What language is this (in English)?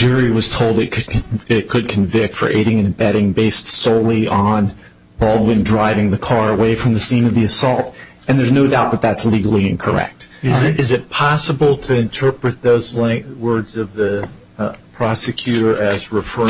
English